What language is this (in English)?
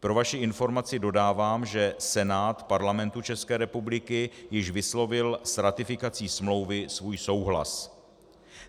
Czech